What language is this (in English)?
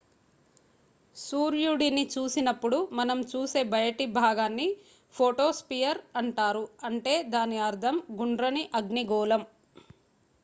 Telugu